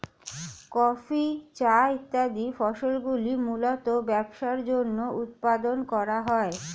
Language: Bangla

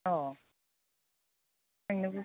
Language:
Bodo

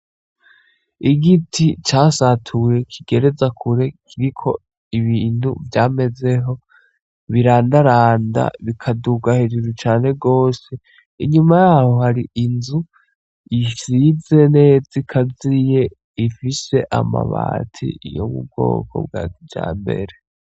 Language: Rundi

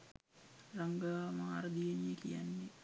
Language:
Sinhala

